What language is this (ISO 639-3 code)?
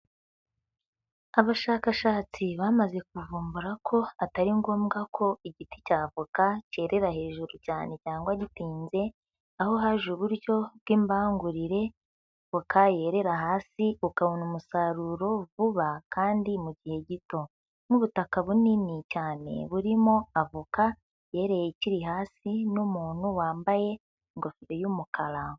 kin